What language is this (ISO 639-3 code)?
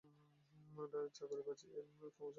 ben